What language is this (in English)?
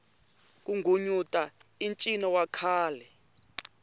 Tsonga